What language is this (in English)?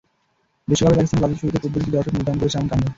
Bangla